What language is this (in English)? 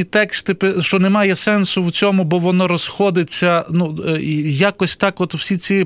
Ukrainian